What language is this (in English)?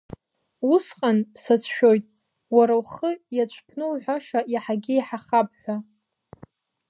Abkhazian